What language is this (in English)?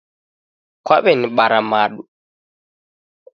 Taita